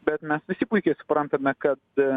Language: Lithuanian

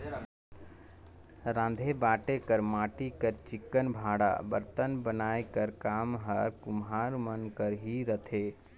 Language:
Chhattisgarhi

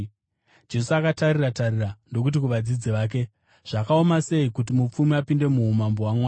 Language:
Shona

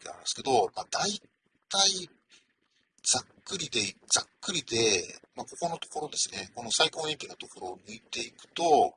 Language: Japanese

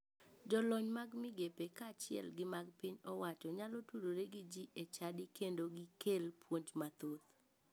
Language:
Luo (Kenya and Tanzania)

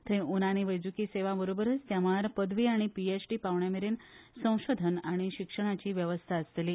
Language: Konkani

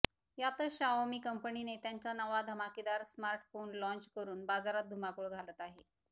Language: Marathi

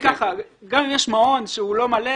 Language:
Hebrew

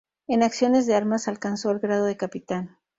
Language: Spanish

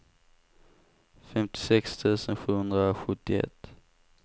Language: Swedish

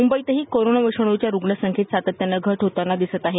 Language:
Marathi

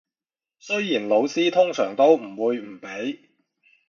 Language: Cantonese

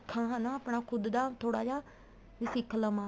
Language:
Punjabi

